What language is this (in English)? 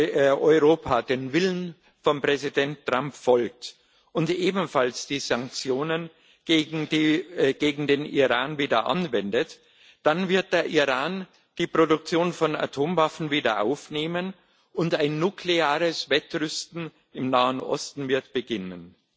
German